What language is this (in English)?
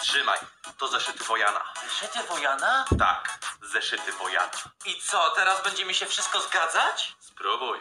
Polish